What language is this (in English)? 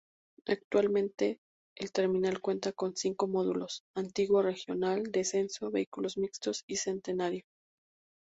Spanish